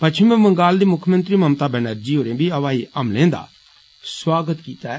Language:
Dogri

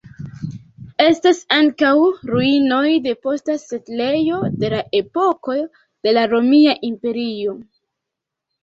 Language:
Esperanto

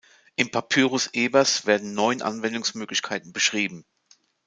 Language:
German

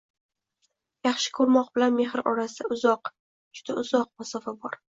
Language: Uzbek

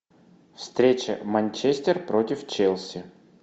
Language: Russian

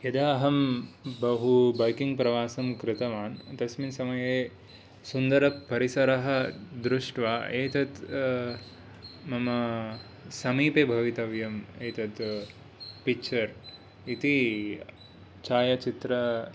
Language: Sanskrit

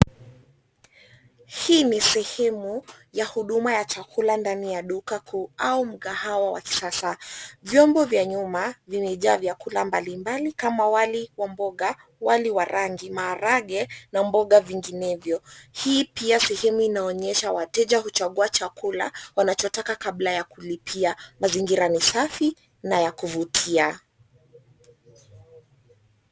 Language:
Swahili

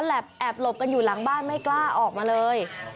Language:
Thai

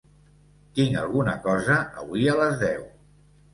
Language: Catalan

